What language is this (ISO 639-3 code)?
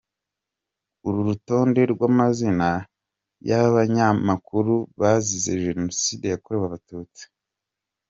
kin